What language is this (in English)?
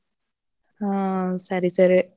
Kannada